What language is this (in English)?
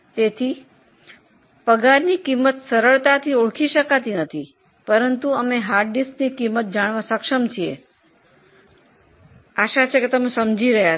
Gujarati